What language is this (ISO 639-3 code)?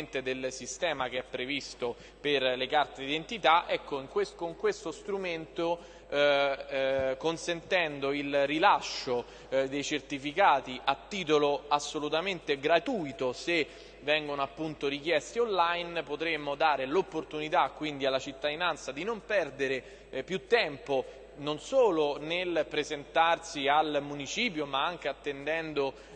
ita